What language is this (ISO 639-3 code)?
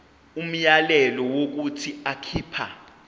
zul